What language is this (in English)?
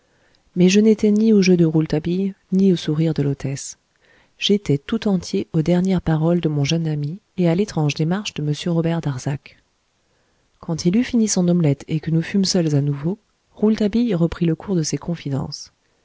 French